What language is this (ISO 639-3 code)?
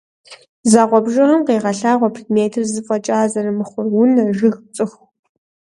kbd